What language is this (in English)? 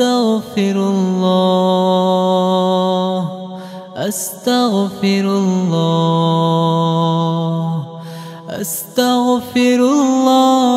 Arabic